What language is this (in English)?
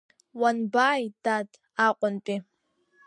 Abkhazian